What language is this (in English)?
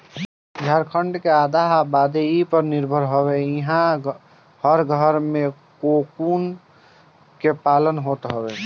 Bhojpuri